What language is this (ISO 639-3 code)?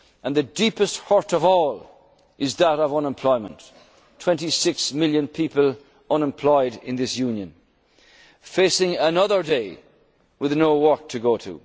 eng